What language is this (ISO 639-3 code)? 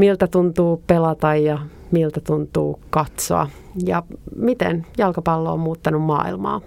fin